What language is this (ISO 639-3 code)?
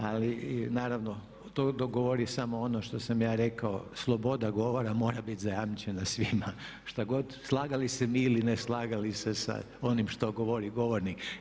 hrv